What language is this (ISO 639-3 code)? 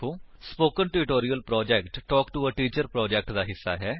pan